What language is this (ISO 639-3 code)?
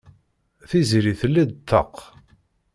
kab